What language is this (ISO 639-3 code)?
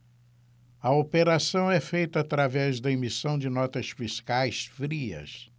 por